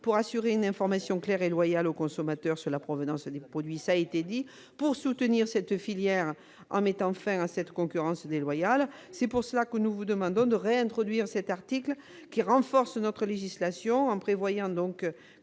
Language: French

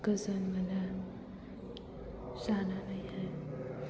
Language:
Bodo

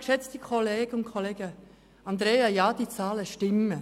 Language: Swiss German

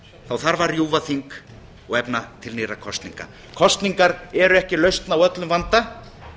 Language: Icelandic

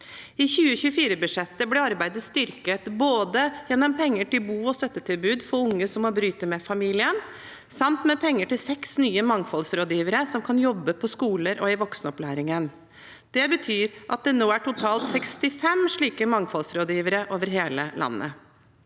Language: Norwegian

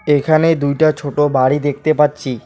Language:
Bangla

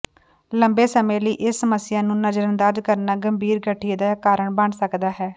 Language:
Punjabi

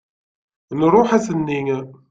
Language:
Kabyle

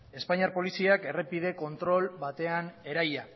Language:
Basque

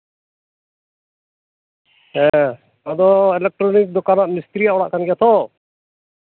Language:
Santali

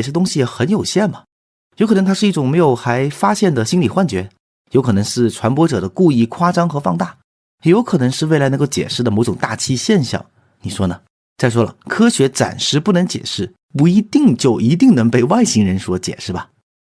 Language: Chinese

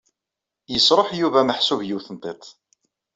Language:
Kabyle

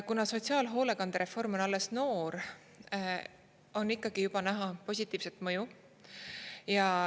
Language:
Estonian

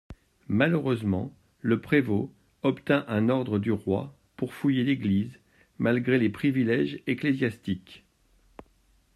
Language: French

